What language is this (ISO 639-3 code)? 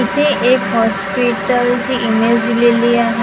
mar